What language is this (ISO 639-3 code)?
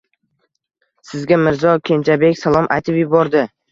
uzb